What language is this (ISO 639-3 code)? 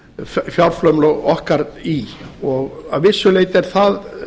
isl